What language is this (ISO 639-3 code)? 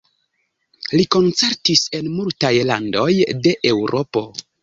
epo